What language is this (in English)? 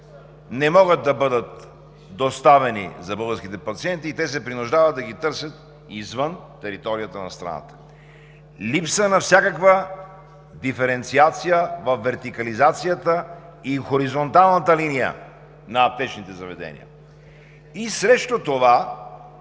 Bulgarian